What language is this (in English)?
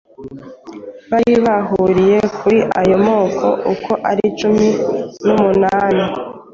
Kinyarwanda